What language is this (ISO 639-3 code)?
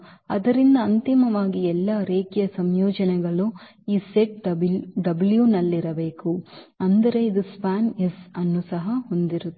kan